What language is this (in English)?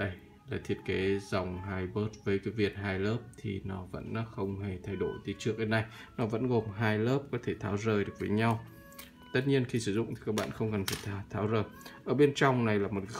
Vietnamese